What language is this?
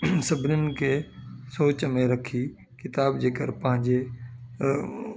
Sindhi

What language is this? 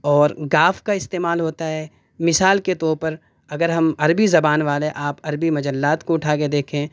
Urdu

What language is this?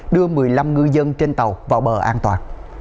Vietnamese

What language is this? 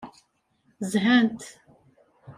Kabyle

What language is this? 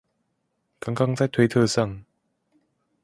Chinese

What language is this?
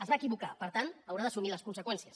Catalan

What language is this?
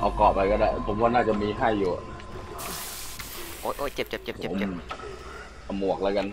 Thai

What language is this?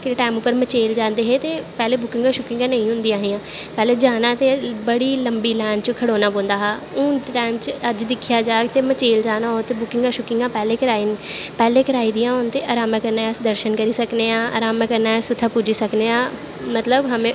Dogri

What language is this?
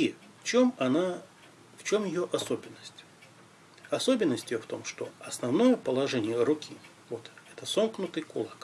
Russian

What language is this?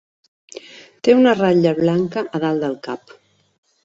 Catalan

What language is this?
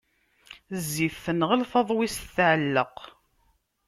Kabyle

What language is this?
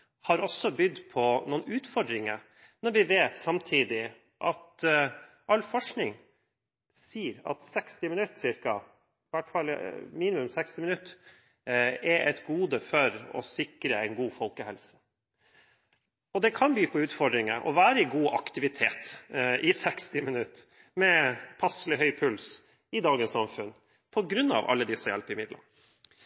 Norwegian Bokmål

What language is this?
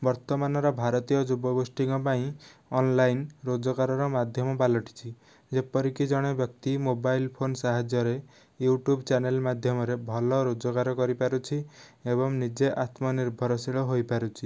Odia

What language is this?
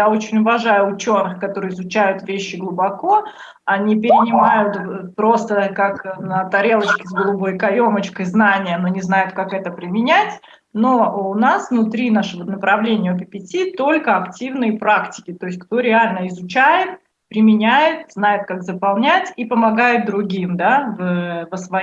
Russian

